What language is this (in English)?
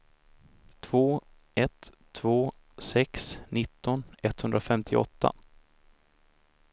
Swedish